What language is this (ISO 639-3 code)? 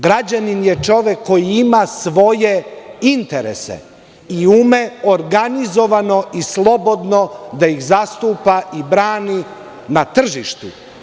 srp